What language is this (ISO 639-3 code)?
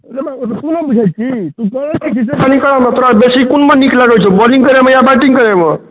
mai